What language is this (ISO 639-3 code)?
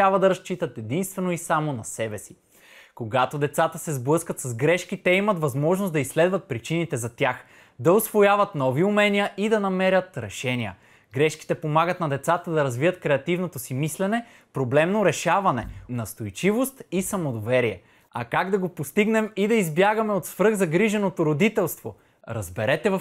bul